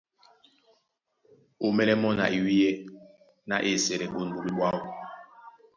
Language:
Duala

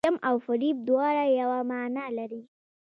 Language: Pashto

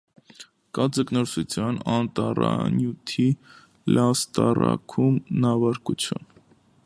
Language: Armenian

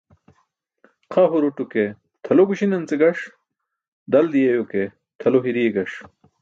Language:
Burushaski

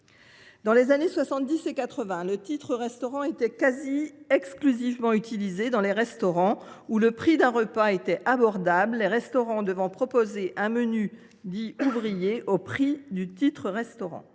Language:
French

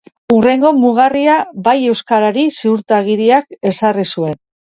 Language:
Basque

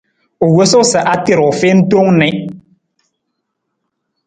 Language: Nawdm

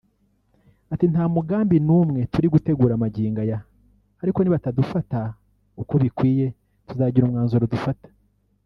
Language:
Kinyarwanda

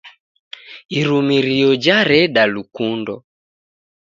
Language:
Taita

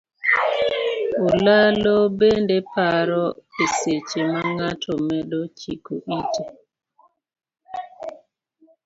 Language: Luo (Kenya and Tanzania)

